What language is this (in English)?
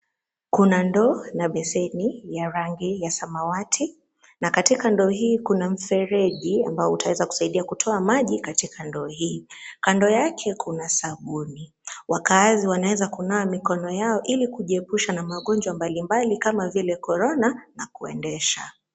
Swahili